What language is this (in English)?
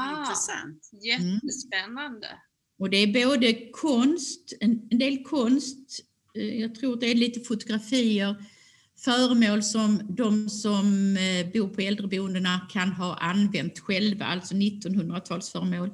Swedish